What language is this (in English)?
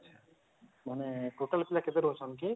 Odia